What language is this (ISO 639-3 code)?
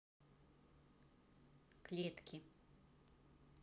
rus